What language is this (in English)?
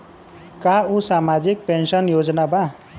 Bhojpuri